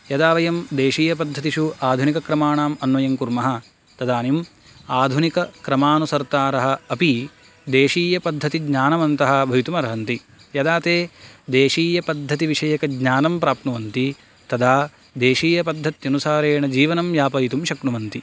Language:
Sanskrit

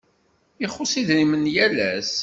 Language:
Kabyle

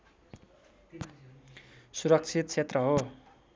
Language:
Nepali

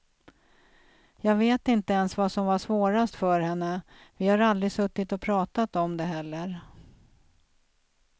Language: Swedish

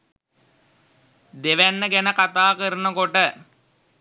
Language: Sinhala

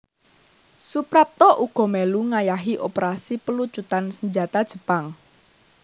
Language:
Javanese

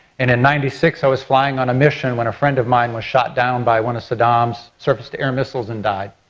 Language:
English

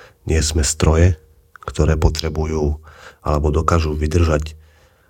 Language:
Slovak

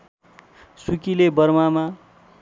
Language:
Nepali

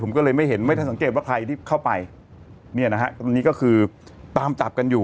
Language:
Thai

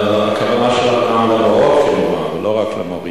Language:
Hebrew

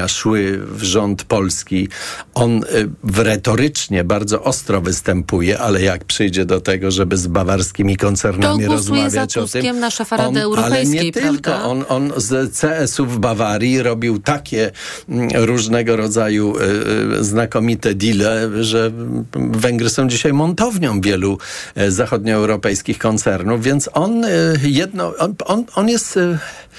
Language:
Polish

